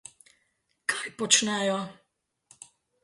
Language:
Slovenian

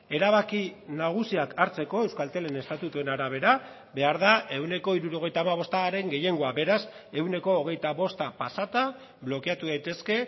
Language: Basque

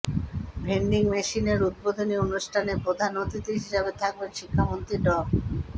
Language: Bangla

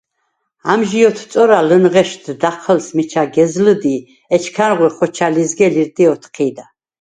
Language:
Svan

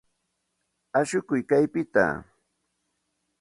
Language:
Santa Ana de Tusi Pasco Quechua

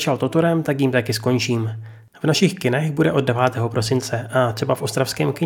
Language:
Czech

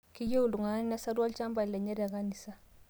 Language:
Masai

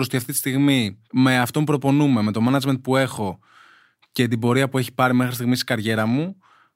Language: Greek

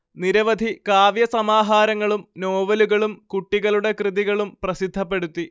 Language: Malayalam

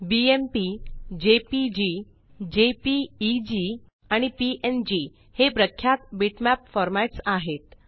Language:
Marathi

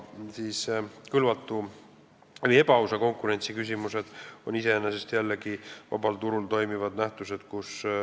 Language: Estonian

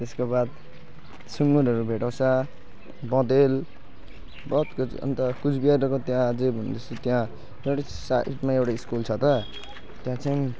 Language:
Nepali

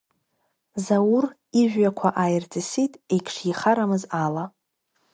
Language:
Abkhazian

